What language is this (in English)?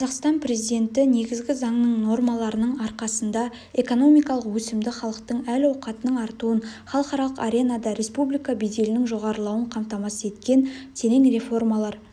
Kazakh